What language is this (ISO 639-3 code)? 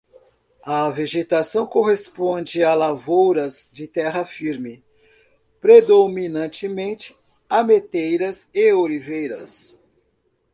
por